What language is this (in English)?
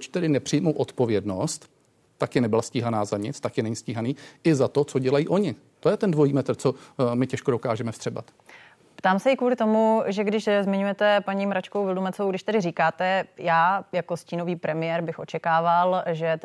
Czech